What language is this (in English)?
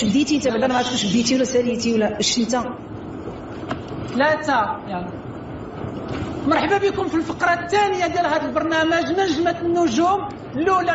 Arabic